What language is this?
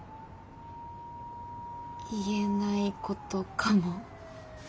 Japanese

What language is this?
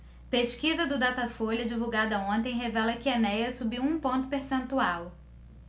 Portuguese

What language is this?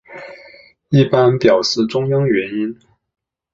Chinese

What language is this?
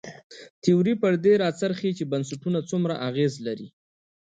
Pashto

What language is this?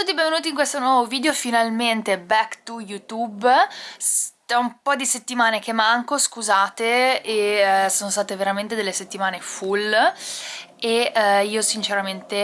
Italian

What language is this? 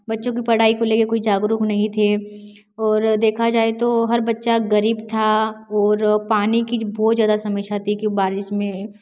Hindi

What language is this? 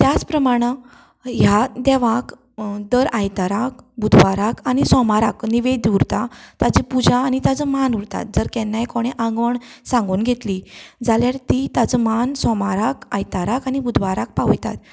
Konkani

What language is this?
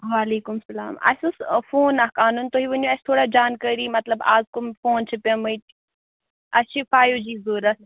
Kashmiri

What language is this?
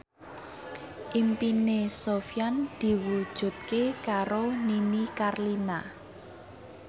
Javanese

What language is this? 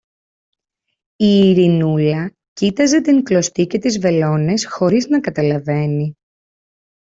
Greek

